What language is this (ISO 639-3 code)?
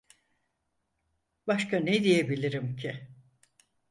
tur